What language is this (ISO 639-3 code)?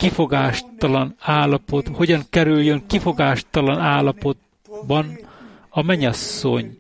hun